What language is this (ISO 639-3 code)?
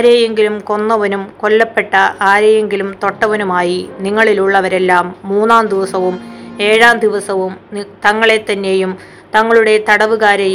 mal